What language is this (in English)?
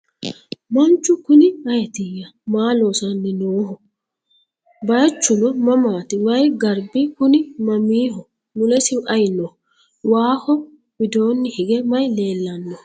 Sidamo